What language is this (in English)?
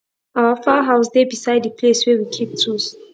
Nigerian Pidgin